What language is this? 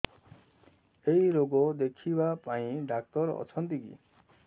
Odia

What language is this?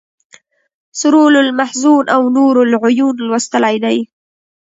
Pashto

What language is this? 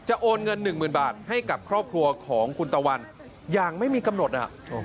Thai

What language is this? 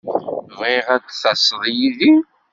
Kabyle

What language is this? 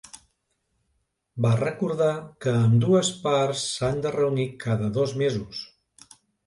Catalan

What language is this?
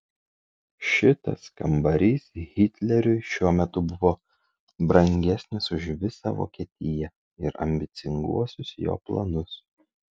Lithuanian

